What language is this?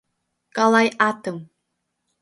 Mari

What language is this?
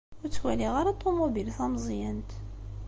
Kabyle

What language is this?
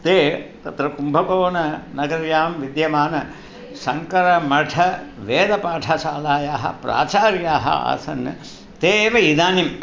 Sanskrit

